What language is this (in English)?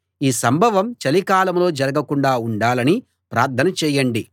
Telugu